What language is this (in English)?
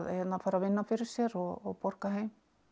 Icelandic